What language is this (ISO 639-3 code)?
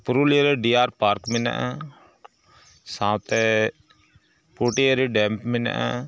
sat